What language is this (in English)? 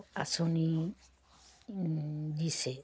Assamese